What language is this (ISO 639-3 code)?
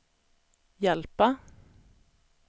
swe